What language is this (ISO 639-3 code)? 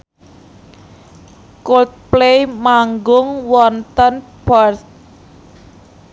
jav